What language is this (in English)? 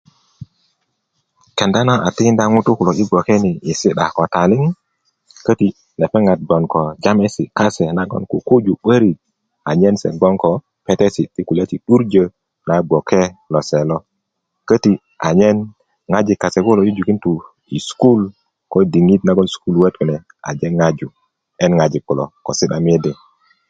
Kuku